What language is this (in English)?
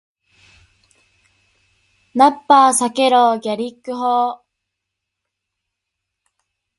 Japanese